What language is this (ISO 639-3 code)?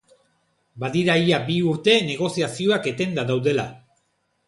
eus